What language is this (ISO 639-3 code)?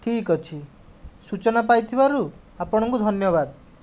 ori